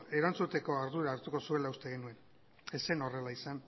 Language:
Basque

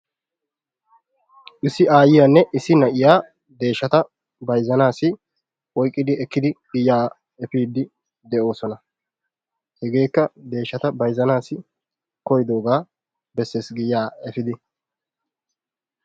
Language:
Wolaytta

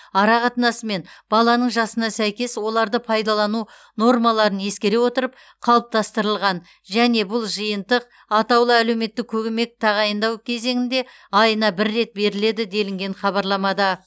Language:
Kazakh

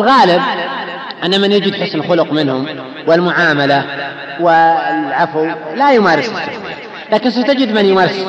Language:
Arabic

